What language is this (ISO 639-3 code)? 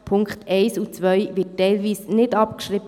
gsw